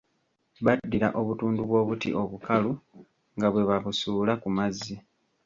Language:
Ganda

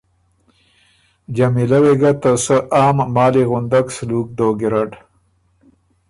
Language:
Ormuri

